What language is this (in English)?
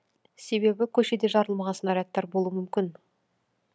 Kazakh